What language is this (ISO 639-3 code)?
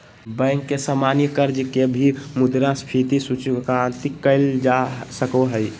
mag